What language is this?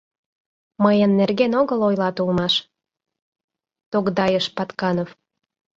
Mari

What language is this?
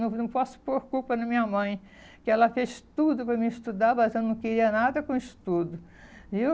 Portuguese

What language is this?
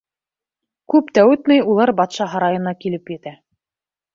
Bashkir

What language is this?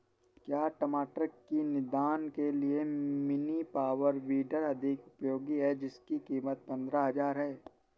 Hindi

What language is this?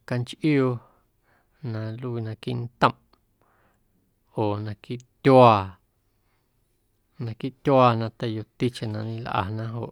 Guerrero Amuzgo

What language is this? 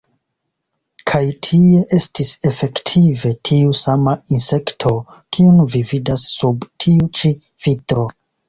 Esperanto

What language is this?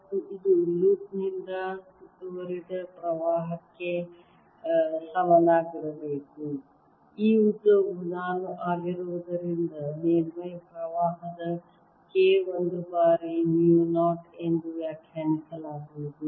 Kannada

